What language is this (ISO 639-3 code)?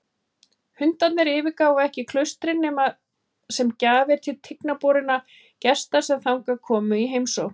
isl